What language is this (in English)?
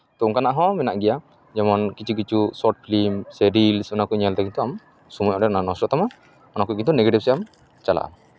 Santali